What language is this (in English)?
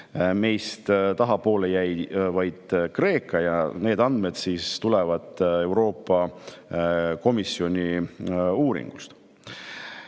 Estonian